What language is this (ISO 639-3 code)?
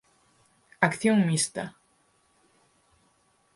glg